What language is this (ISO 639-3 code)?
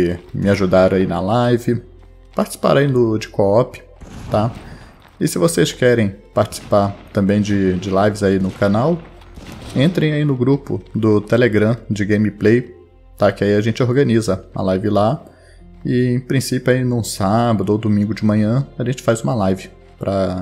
por